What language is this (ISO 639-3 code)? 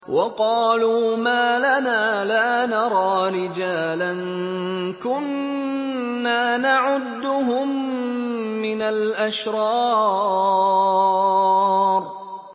ara